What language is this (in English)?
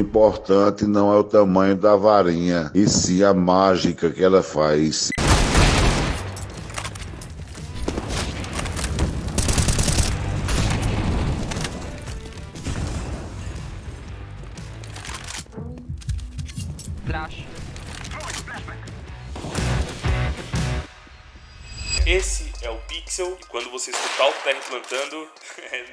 Portuguese